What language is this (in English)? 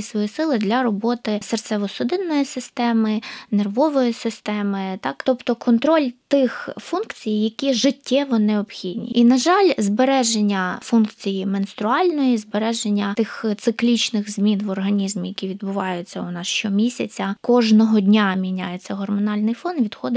Ukrainian